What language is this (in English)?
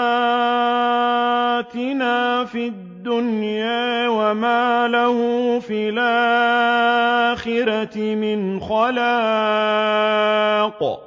Arabic